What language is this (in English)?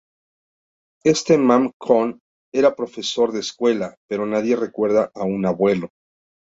Spanish